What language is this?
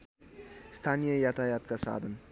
Nepali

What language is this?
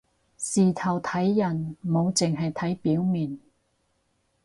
Cantonese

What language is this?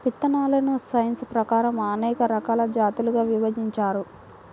Telugu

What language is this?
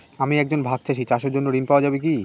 Bangla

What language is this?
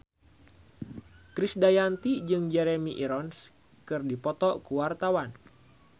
Sundanese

